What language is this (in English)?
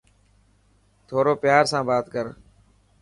Dhatki